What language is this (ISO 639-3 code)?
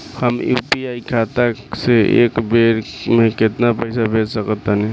bho